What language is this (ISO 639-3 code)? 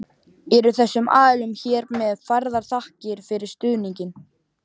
isl